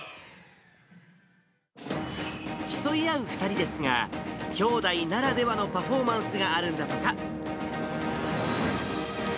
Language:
Japanese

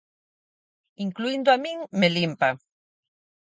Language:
Galician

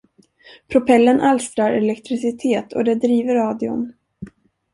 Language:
Swedish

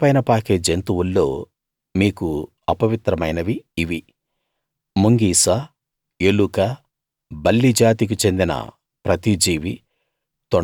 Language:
Telugu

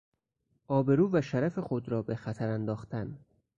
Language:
Persian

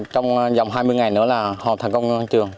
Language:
Vietnamese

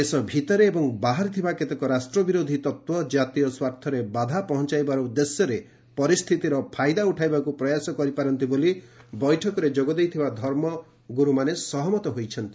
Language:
Odia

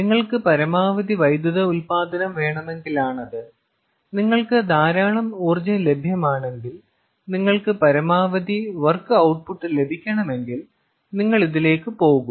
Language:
Malayalam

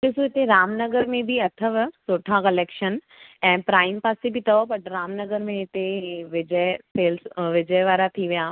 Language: Sindhi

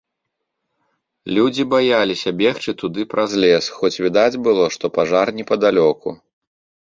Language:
Belarusian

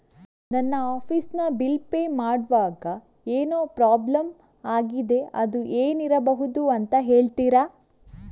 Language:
Kannada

